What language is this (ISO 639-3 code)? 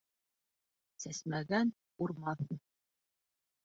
bak